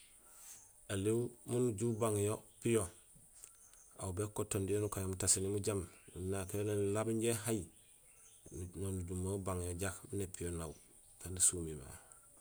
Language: Gusilay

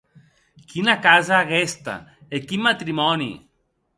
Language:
Occitan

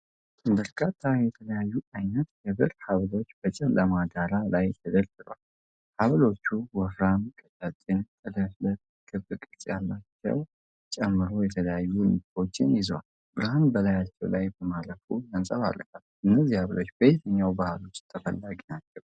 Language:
Amharic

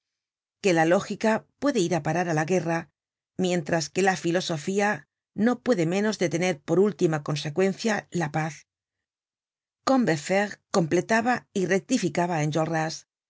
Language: Spanish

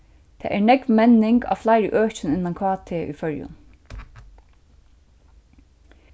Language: Faroese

